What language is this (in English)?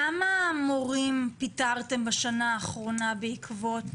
Hebrew